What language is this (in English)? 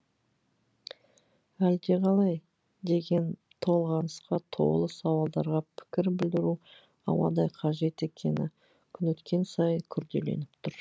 Kazakh